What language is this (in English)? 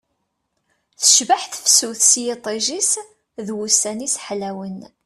Kabyle